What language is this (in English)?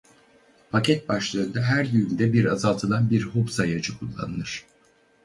Turkish